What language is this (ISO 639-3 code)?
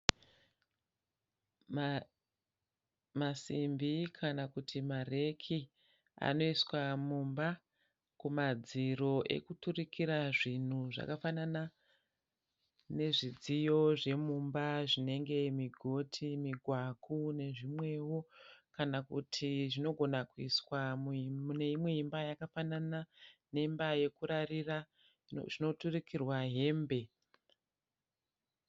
sna